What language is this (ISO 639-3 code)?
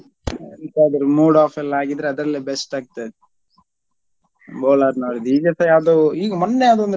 kan